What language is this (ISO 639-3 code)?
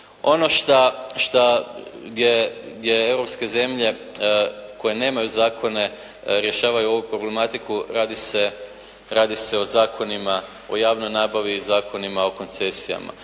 hrv